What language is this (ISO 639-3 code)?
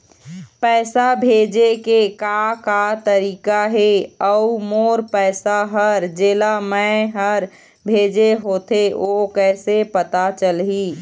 hne